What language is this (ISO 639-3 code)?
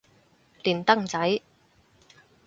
yue